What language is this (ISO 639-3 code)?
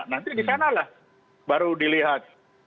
ind